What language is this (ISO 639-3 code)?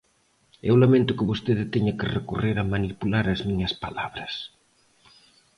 glg